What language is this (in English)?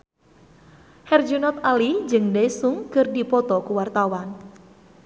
Sundanese